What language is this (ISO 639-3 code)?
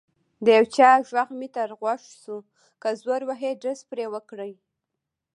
pus